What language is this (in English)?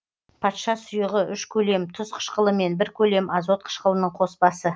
Kazakh